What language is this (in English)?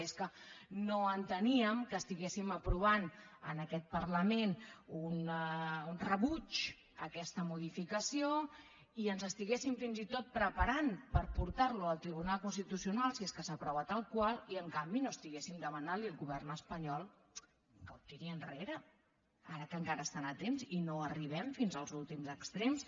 Catalan